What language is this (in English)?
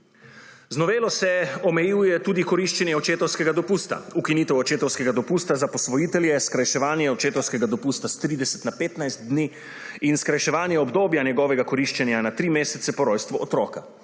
Slovenian